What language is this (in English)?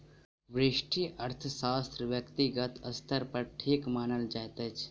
Maithili